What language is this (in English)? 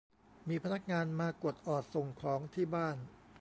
Thai